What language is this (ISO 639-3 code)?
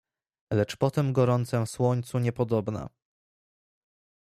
pol